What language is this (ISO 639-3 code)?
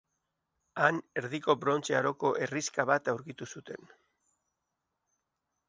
eus